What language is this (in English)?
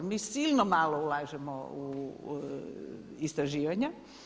Croatian